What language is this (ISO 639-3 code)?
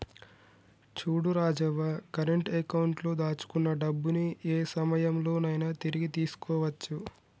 tel